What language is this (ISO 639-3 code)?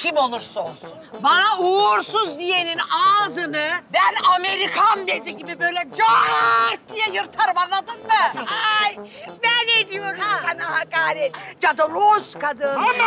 tur